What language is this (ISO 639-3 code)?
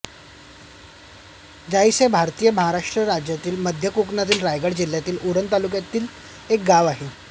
mar